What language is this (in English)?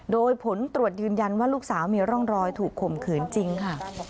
Thai